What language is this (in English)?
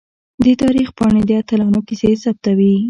Pashto